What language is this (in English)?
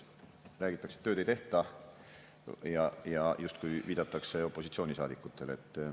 Estonian